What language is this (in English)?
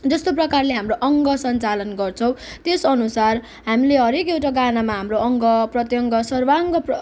Nepali